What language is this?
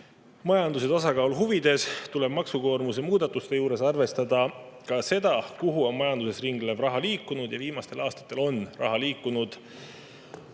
Estonian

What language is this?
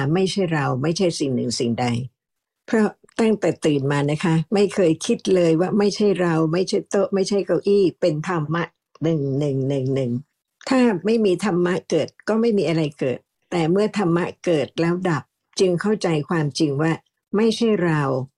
Thai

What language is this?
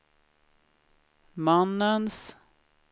Swedish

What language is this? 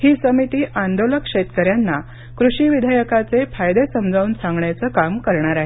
Marathi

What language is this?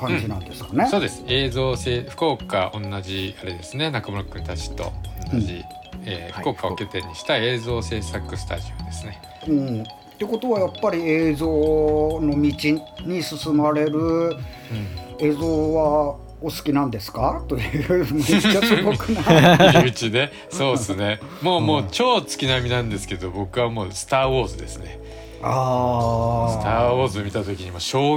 Japanese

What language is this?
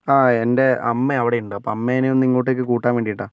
Malayalam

